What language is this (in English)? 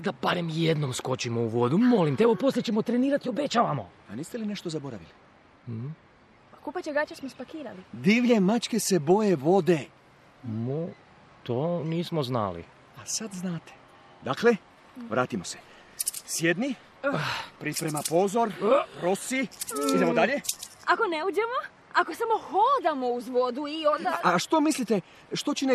Croatian